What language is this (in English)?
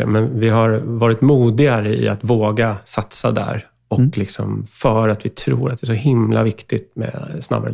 Swedish